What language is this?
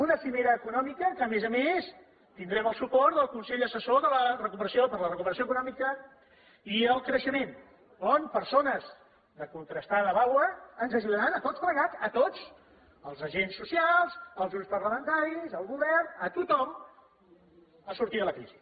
Catalan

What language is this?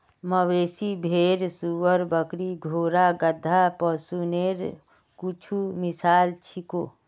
Magahi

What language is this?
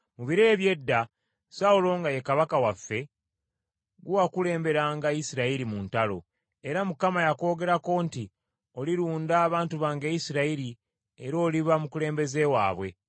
Ganda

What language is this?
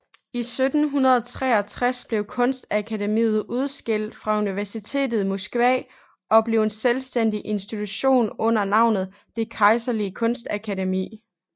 Danish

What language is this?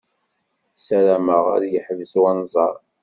Kabyle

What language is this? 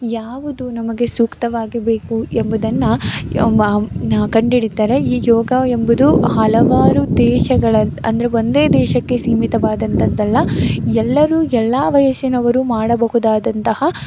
Kannada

